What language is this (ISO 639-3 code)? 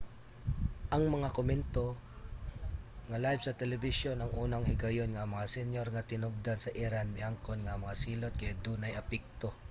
ceb